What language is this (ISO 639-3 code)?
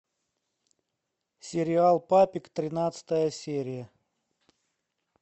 rus